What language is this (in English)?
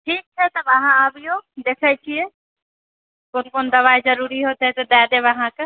Maithili